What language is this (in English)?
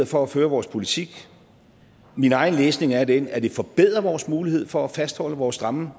Danish